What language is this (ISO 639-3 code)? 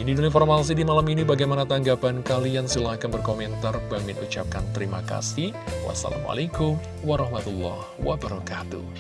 ind